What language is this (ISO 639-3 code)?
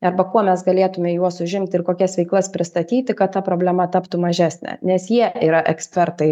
lit